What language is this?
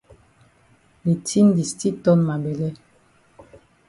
Cameroon Pidgin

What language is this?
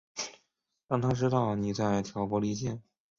Chinese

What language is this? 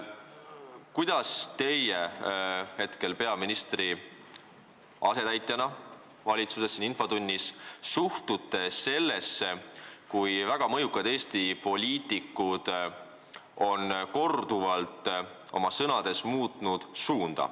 Estonian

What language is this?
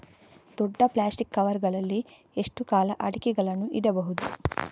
Kannada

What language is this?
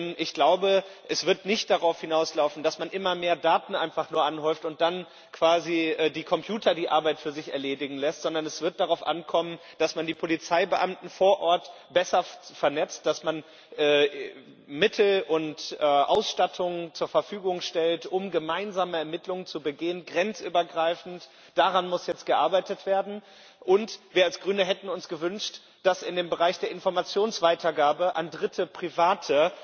German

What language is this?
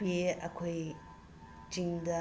Manipuri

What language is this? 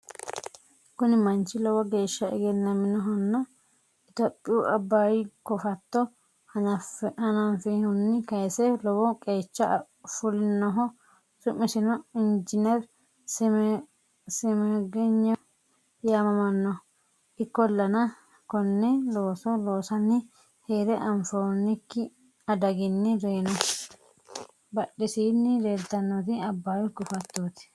Sidamo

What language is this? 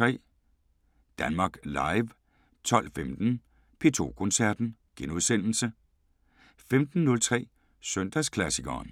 Danish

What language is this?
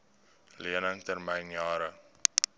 Afrikaans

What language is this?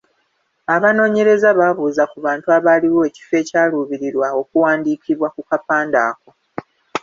Ganda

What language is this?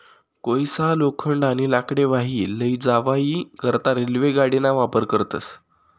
Marathi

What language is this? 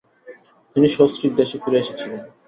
Bangla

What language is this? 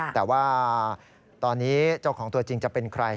Thai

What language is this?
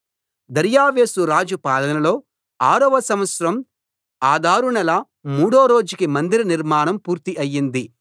Telugu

